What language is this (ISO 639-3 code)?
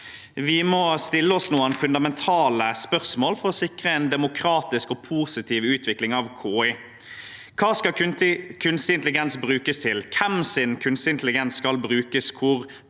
nor